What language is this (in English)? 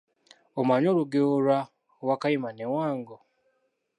Ganda